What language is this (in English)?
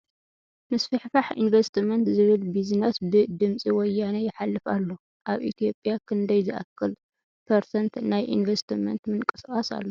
Tigrinya